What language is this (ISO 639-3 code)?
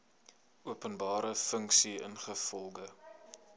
afr